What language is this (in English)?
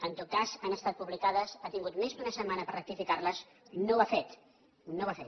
Catalan